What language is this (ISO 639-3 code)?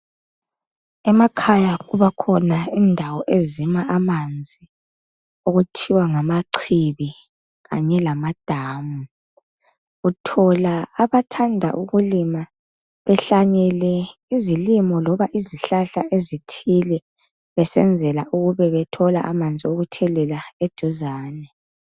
nde